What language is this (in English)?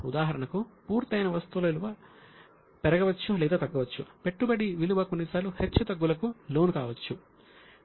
Telugu